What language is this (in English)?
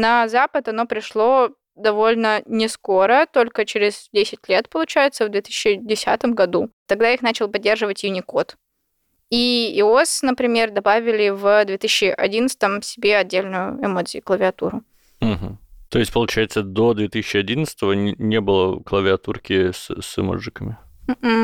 Russian